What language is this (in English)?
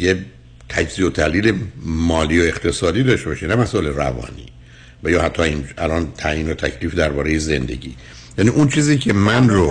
Persian